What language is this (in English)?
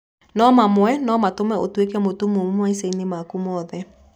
Kikuyu